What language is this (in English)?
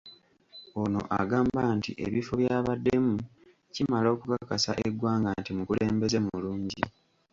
Ganda